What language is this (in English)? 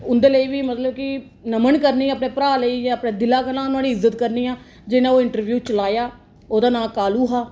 Dogri